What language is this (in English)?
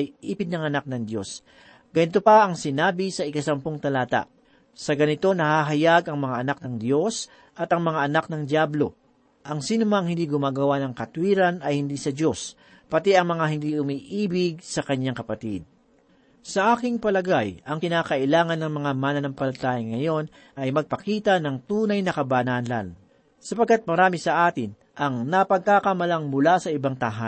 Filipino